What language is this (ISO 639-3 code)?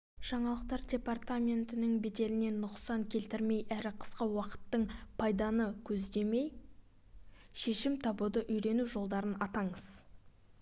kaz